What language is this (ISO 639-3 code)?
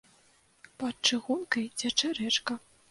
bel